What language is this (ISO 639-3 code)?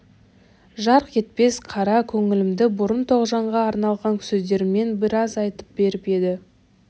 kaz